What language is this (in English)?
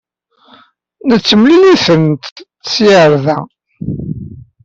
Kabyle